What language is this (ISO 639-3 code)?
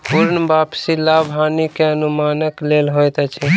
mai